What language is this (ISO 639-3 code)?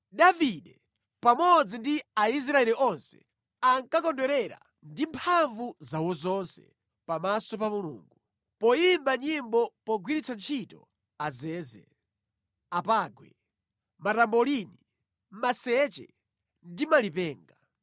nya